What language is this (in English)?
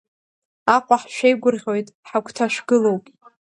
Abkhazian